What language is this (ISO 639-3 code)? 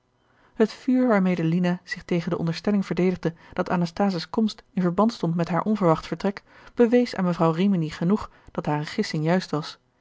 nld